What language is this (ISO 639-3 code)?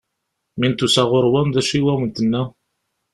kab